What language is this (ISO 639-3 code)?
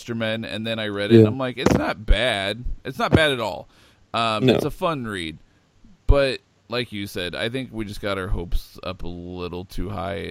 eng